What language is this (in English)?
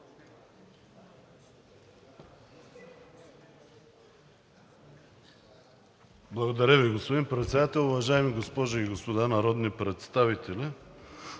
Bulgarian